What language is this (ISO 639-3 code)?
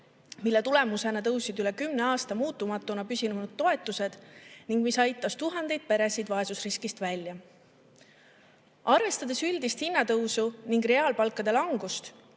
est